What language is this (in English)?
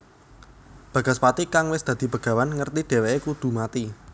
Javanese